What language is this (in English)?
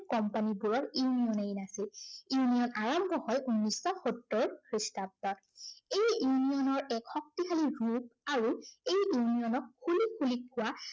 Assamese